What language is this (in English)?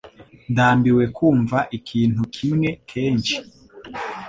Kinyarwanda